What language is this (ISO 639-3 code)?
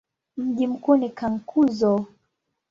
swa